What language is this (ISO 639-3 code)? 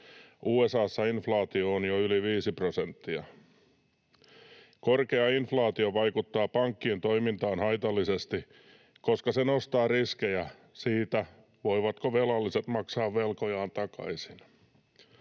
fin